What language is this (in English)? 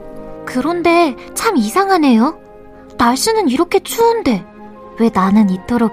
Korean